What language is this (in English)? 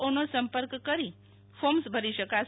Gujarati